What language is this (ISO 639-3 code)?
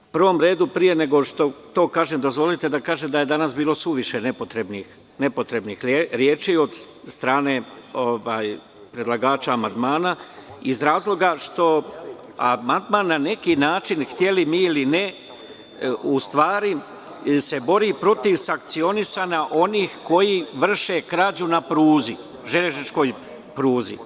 srp